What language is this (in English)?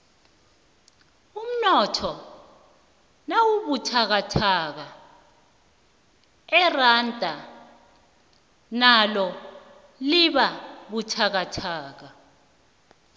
South Ndebele